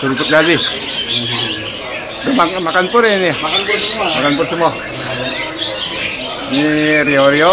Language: Indonesian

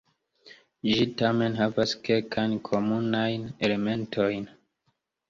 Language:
Esperanto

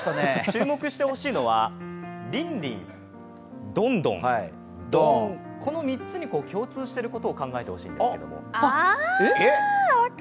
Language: Japanese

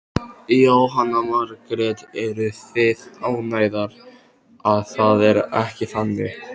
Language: Icelandic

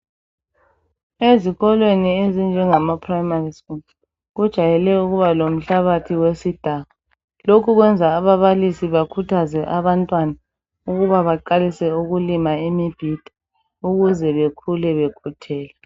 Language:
North Ndebele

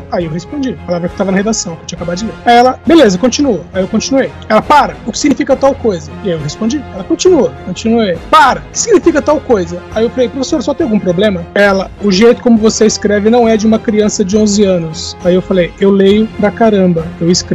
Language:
Portuguese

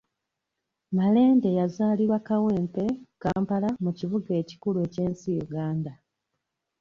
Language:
Ganda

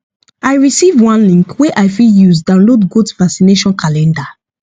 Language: Nigerian Pidgin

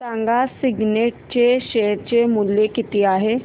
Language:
Marathi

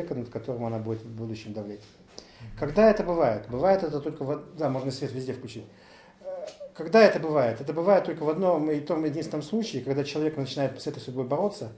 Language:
Russian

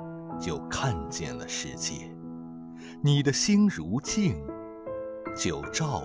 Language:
Chinese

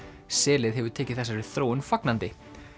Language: Icelandic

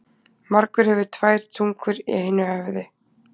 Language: Icelandic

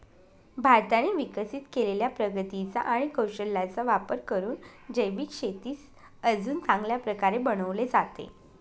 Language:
Marathi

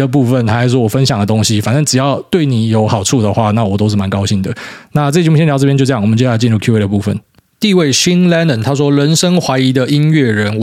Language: Chinese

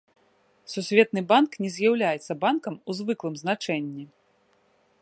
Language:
Belarusian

